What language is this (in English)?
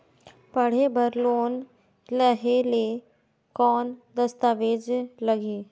Chhattisgarhi